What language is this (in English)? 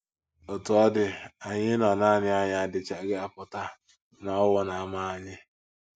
Igbo